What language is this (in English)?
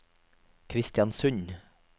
Norwegian